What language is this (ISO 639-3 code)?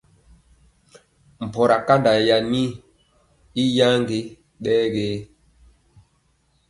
mcx